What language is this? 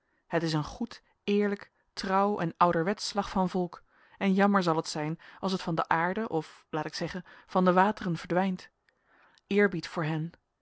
Dutch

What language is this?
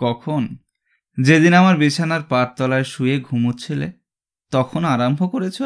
Bangla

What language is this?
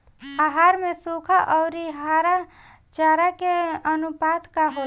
Bhojpuri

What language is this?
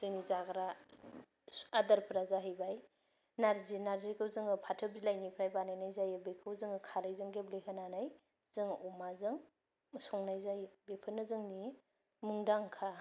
Bodo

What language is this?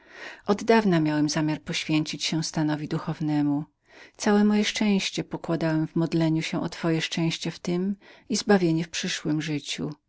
Polish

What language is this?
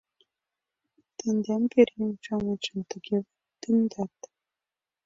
Mari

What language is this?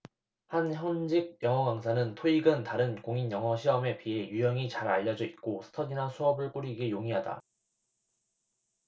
Korean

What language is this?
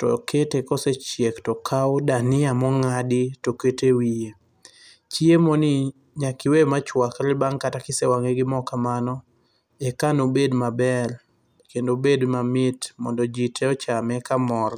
Luo (Kenya and Tanzania)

